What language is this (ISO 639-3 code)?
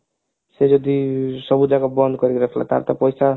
ori